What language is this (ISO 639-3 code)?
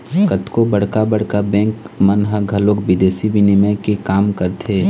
hne